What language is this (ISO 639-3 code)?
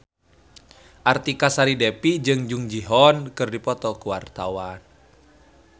sun